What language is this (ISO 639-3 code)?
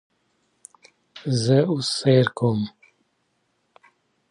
pus